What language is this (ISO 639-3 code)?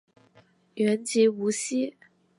zho